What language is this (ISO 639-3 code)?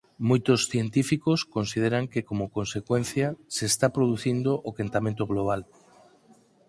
glg